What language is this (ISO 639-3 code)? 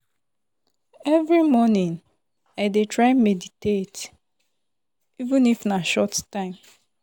pcm